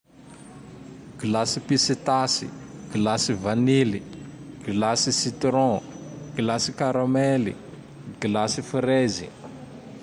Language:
Tandroy-Mahafaly Malagasy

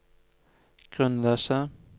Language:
Norwegian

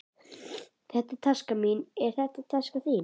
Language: Icelandic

